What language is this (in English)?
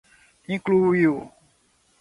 Portuguese